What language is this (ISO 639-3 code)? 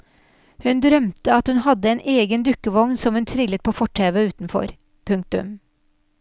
nor